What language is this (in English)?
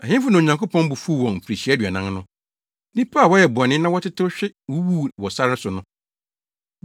Akan